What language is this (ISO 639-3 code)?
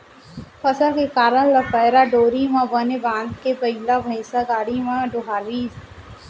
hne